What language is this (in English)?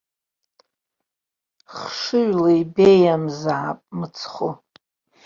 Abkhazian